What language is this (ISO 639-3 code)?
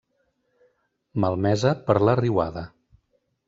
cat